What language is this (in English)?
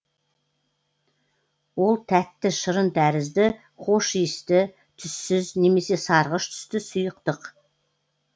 Kazakh